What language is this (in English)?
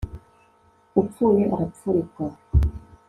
Kinyarwanda